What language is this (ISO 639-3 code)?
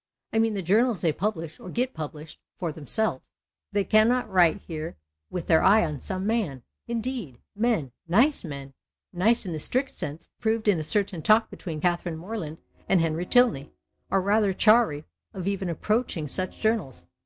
eng